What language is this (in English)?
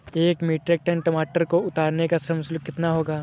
Hindi